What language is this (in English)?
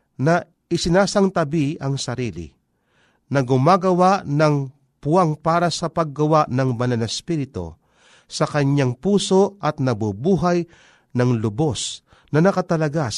Filipino